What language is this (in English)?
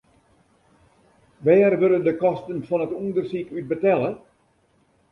Western Frisian